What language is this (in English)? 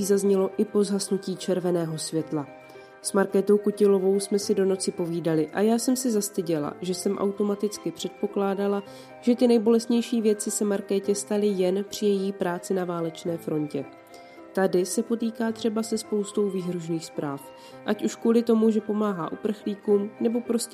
Czech